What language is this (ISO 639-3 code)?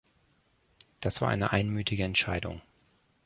deu